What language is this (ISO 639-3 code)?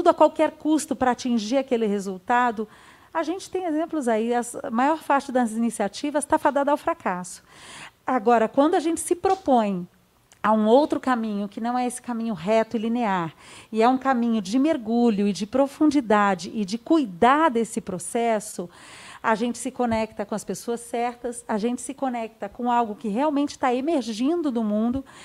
por